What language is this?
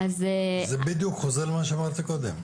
Hebrew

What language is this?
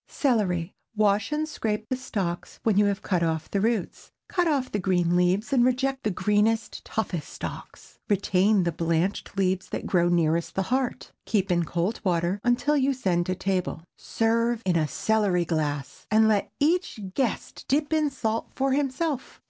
English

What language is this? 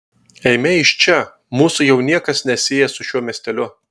Lithuanian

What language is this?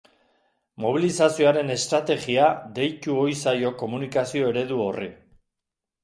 Basque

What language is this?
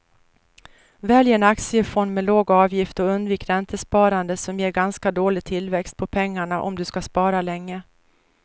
Swedish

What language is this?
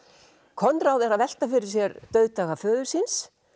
Icelandic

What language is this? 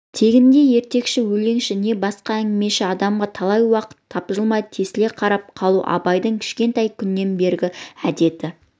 Kazakh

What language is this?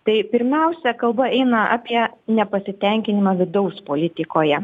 Lithuanian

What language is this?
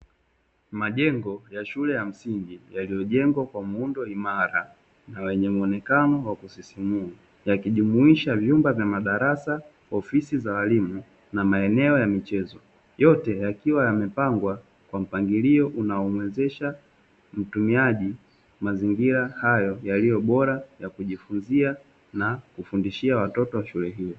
Swahili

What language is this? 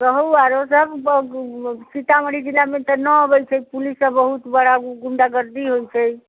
Maithili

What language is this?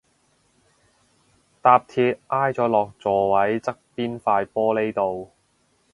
Cantonese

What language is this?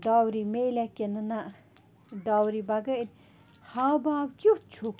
Kashmiri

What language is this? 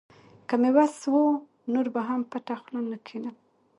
Pashto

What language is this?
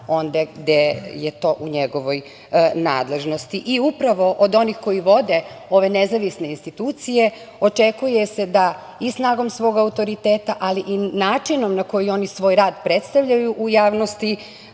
Serbian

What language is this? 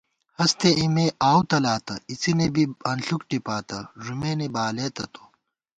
Gawar-Bati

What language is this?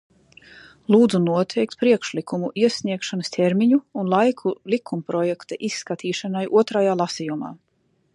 Latvian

